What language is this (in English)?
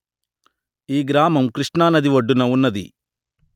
Telugu